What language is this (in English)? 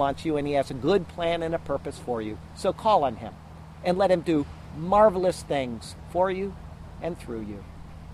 English